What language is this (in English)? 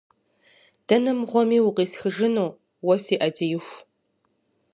Kabardian